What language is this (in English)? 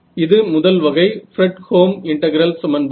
Tamil